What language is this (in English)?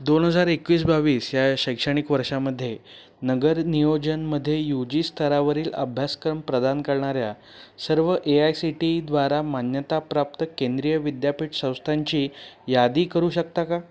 Marathi